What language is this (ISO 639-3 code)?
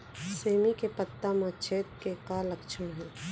hne